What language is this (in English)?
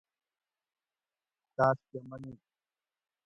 Gawri